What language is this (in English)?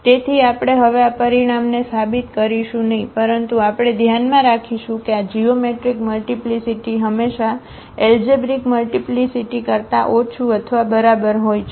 Gujarati